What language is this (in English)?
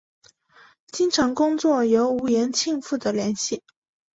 Chinese